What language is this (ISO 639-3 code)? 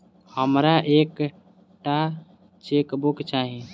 mai